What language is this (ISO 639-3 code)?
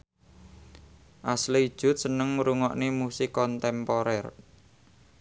jav